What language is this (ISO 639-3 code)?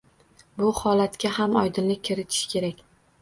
uzb